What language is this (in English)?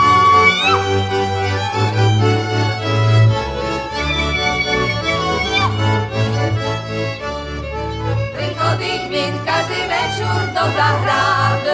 Slovak